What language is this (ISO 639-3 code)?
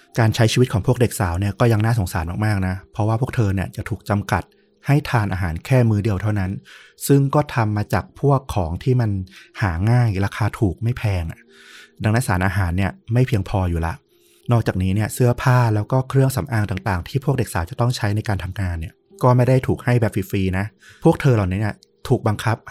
tha